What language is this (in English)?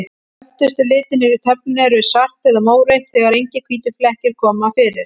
Icelandic